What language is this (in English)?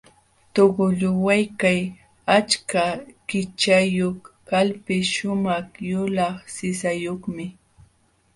Jauja Wanca Quechua